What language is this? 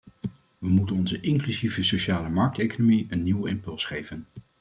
Dutch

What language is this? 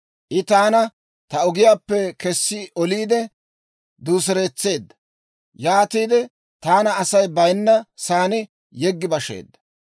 Dawro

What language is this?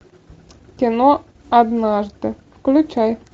Russian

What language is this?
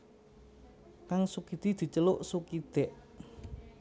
Javanese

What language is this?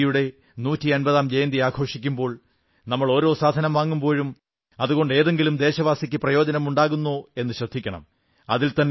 Malayalam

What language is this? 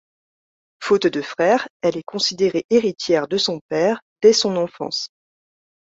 French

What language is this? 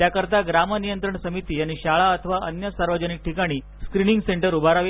Marathi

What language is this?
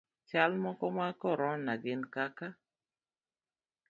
Luo (Kenya and Tanzania)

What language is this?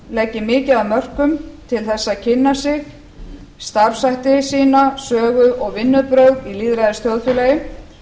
Icelandic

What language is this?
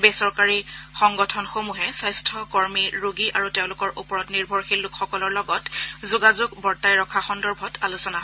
Assamese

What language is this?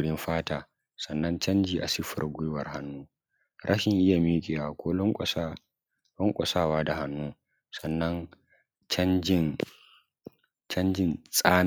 Hausa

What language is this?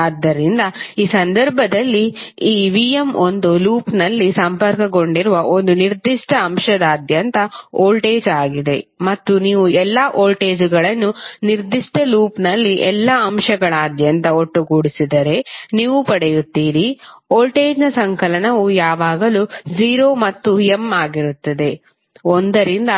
Kannada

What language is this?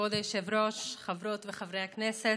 Hebrew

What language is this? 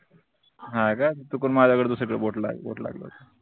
Marathi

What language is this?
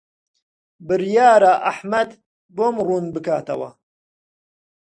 Central Kurdish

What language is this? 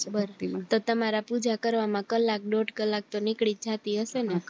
Gujarati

